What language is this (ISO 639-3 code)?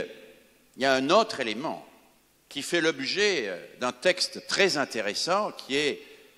fra